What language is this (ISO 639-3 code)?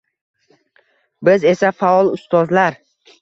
uzb